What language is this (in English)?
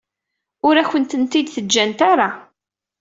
Kabyle